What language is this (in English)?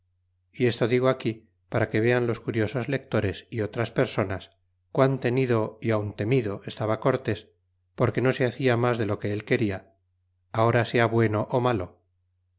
Spanish